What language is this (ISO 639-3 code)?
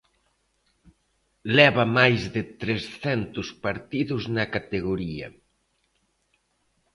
glg